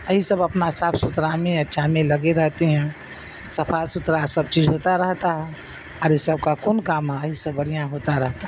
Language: Urdu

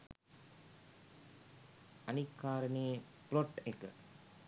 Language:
Sinhala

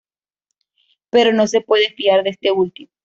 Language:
Spanish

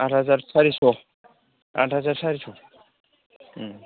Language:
Bodo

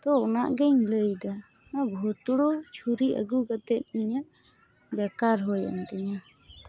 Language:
Santali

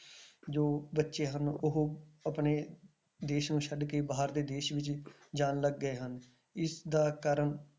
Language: Punjabi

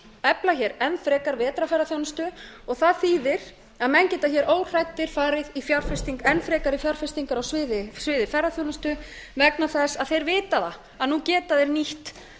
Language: Icelandic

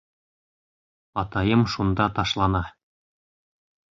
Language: Bashkir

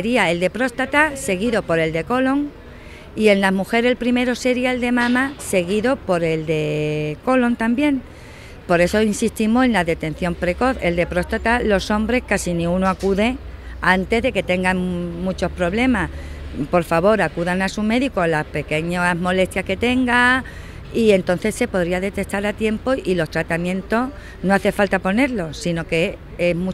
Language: Spanish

